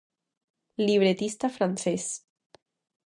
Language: Galician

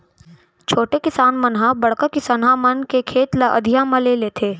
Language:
Chhattisgarhi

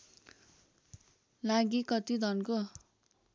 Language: Nepali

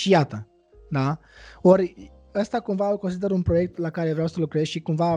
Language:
Romanian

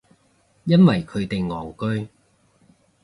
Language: Cantonese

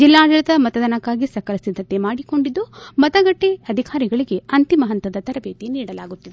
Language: Kannada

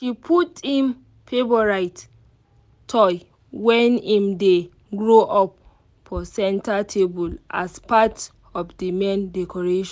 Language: Nigerian Pidgin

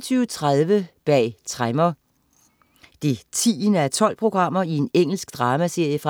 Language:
Danish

